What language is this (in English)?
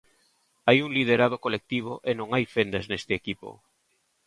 Galician